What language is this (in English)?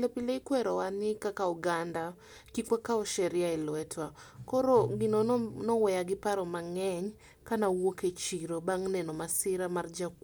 Luo (Kenya and Tanzania)